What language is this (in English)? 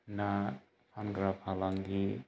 Bodo